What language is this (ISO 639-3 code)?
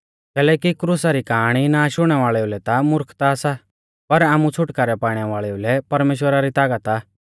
bfz